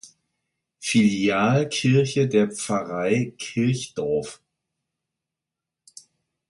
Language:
German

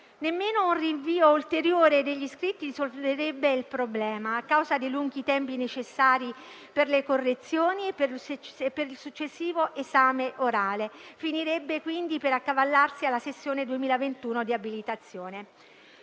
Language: Italian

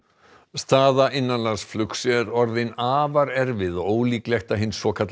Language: Icelandic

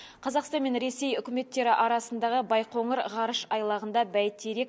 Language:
Kazakh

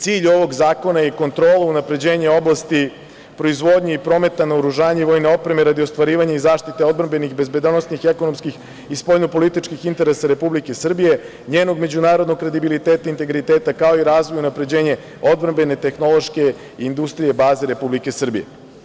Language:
Serbian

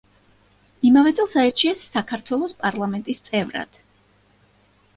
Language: Georgian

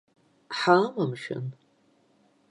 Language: Abkhazian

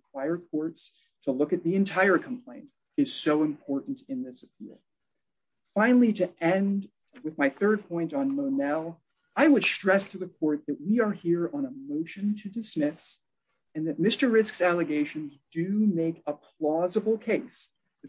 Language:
English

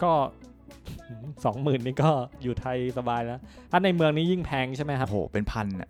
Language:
Thai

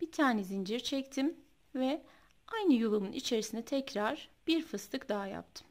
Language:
Turkish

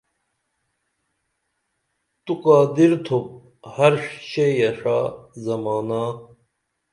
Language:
Dameli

